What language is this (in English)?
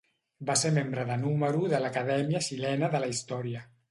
Catalan